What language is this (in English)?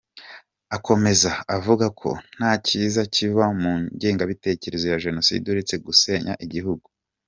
Kinyarwanda